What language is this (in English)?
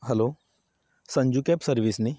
Konkani